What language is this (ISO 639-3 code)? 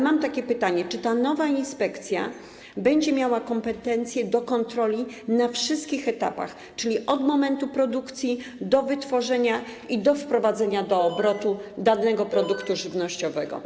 pol